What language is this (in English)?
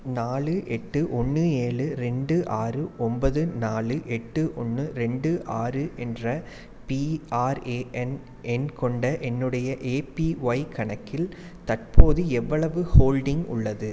Tamil